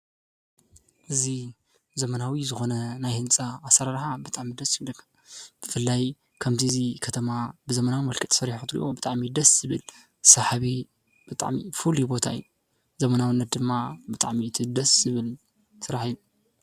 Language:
Tigrinya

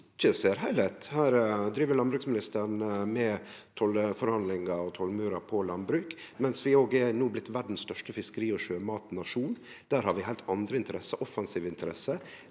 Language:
Norwegian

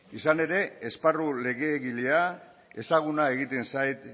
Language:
Basque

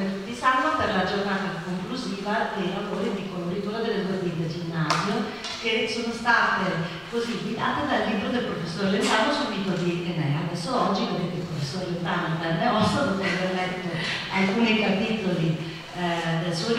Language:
Italian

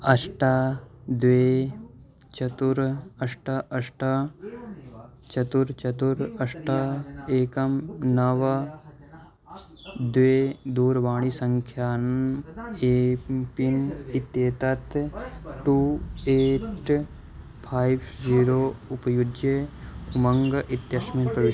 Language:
Sanskrit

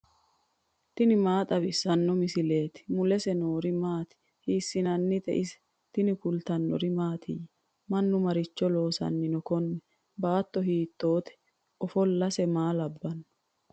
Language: Sidamo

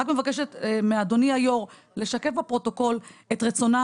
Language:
Hebrew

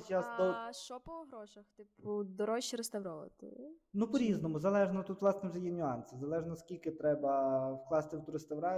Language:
Ukrainian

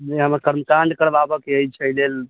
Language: Maithili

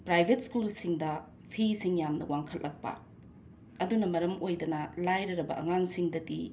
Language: Manipuri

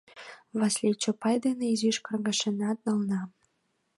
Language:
Mari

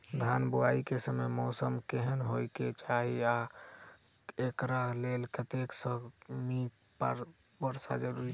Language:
Maithili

